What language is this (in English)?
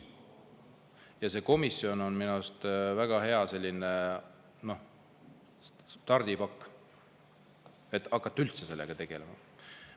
Estonian